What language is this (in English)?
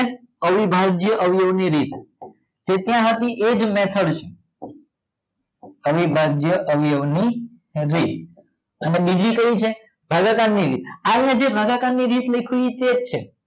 Gujarati